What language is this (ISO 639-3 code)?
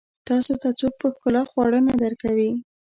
pus